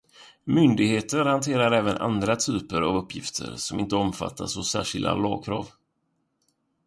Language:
Swedish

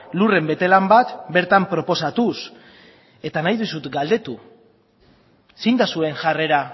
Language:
Basque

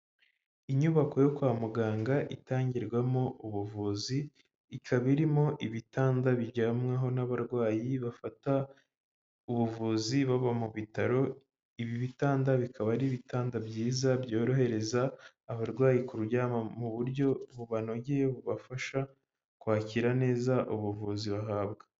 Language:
Kinyarwanda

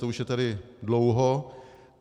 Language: Czech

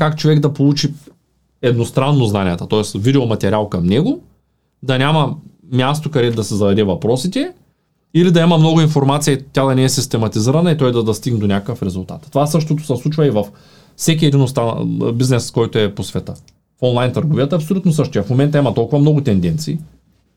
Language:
Bulgarian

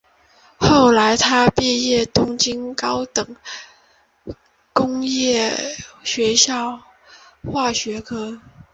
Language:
Chinese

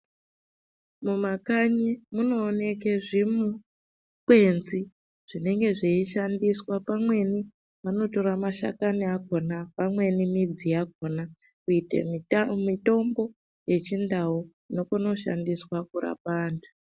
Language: Ndau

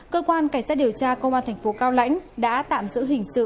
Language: Vietnamese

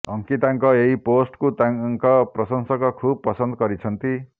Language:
Odia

